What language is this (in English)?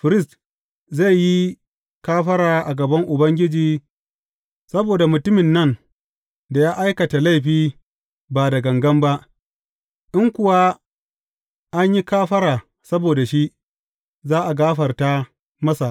Hausa